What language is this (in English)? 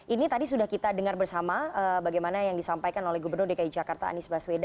Indonesian